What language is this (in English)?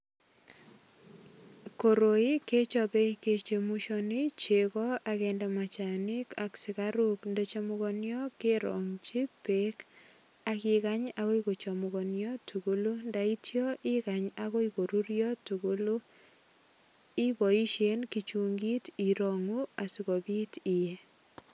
Kalenjin